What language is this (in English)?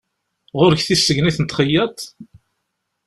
Kabyle